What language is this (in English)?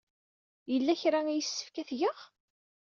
Kabyle